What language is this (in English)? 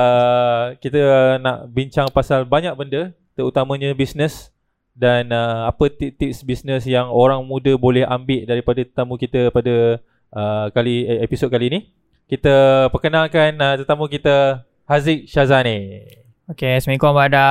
Malay